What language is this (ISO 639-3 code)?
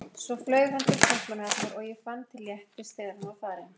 isl